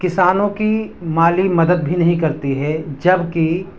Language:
Urdu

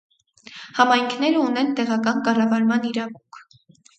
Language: Armenian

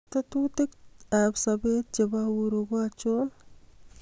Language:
Kalenjin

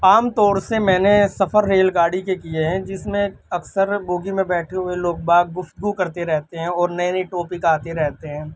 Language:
Urdu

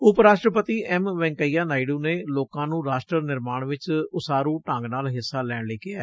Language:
Punjabi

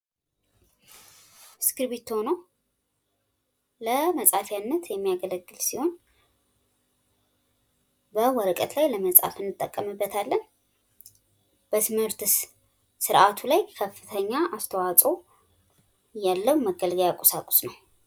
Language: Amharic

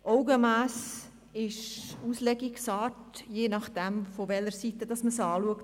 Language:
Swiss German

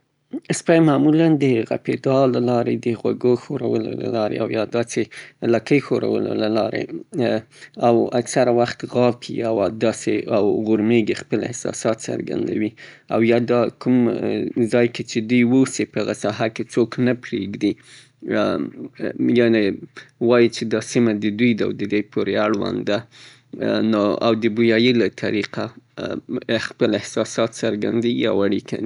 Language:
Southern Pashto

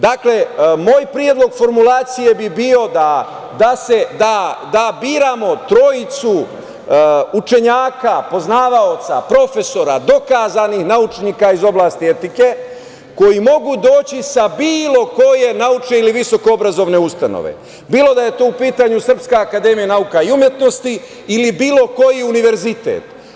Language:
Serbian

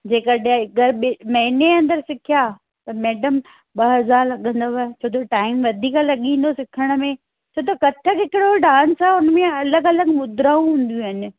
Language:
Sindhi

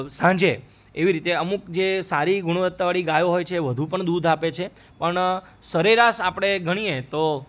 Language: Gujarati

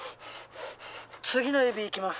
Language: Japanese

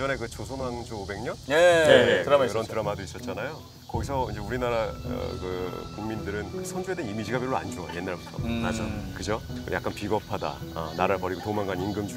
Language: Korean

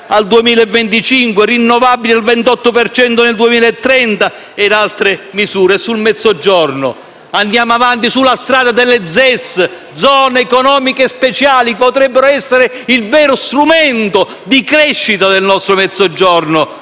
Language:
Italian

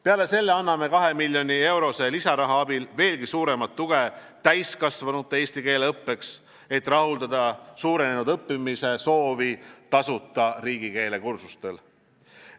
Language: Estonian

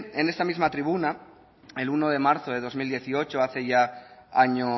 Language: Spanish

